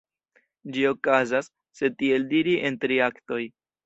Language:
Esperanto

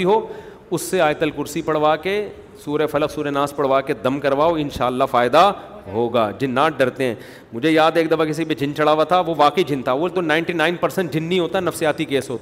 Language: Urdu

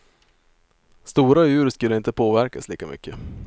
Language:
Swedish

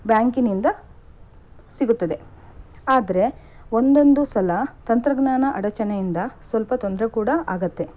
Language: Kannada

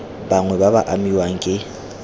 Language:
Tswana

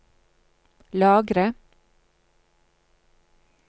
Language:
Norwegian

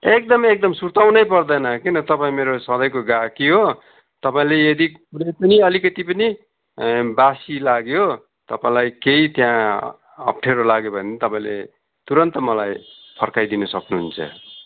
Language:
Nepali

